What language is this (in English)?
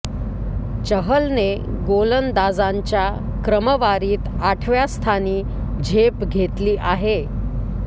Marathi